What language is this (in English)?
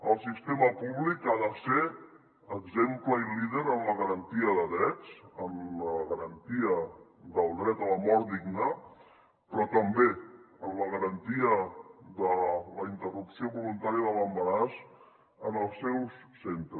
Catalan